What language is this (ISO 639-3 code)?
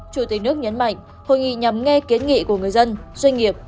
vie